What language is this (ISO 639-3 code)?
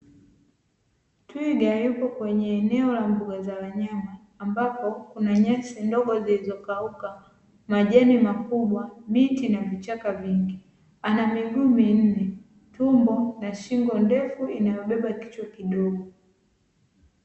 swa